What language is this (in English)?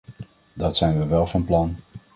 Dutch